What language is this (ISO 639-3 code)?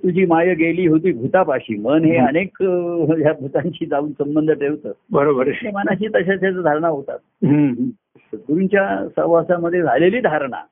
mar